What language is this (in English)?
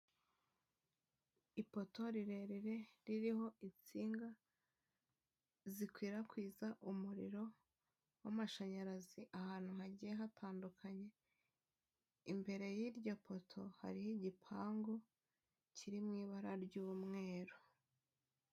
Kinyarwanda